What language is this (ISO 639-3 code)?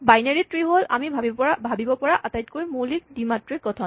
asm